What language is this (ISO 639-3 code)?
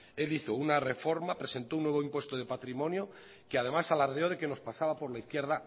spa